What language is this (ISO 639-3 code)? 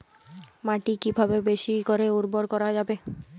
ben